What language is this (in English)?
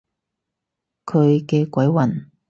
Cantonese